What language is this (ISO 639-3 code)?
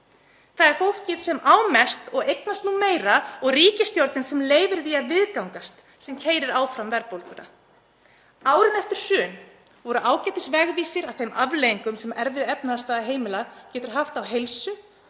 isl